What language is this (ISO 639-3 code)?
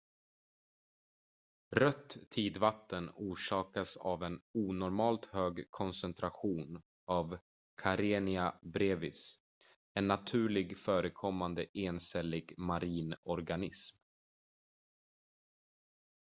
swe